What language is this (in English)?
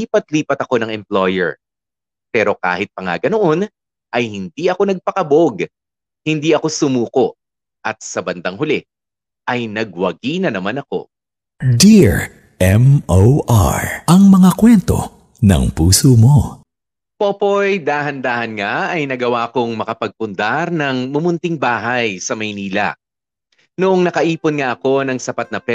Filipino